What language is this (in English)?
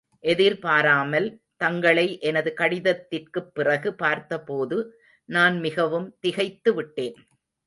Tamil